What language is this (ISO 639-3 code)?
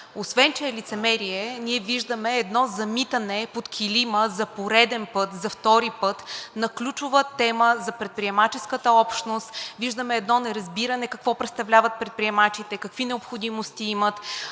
bul